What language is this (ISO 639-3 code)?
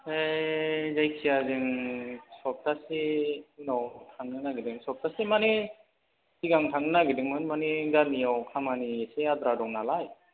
brx